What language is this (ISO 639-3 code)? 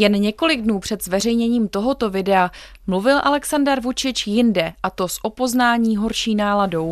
ces